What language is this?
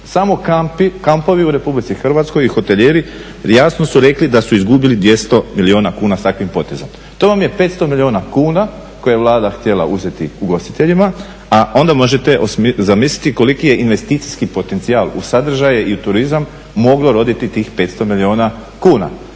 Croatian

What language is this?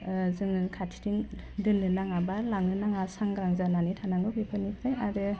Bodo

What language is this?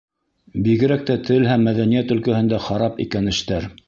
Bashkir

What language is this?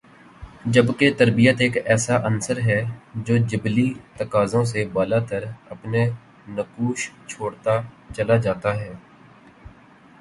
Urdu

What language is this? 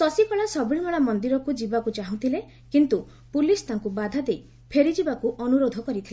Odia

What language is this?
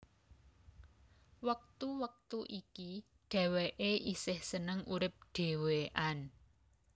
Javanese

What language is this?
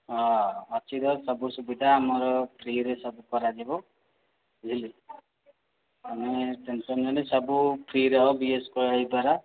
Odia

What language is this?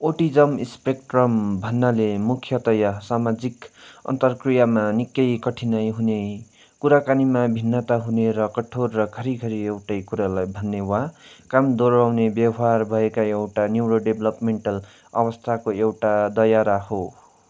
Nepali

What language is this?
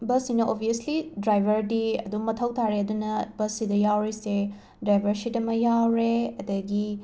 Manipuri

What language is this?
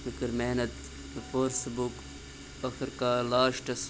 Kashmiri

